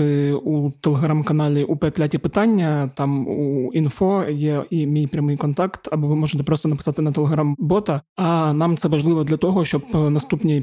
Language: Ukrainian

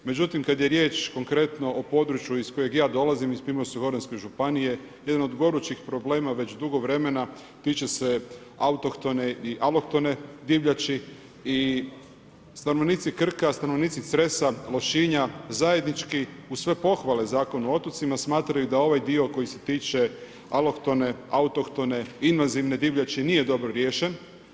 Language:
Croatian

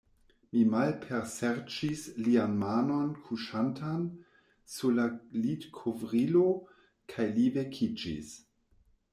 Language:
Esperanto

